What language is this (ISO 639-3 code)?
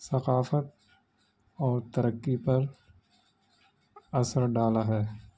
urd